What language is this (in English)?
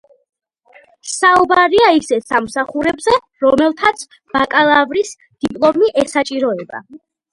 Georgian